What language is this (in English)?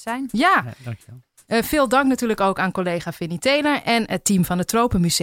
Dutch